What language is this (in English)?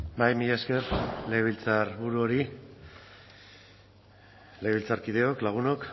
Basque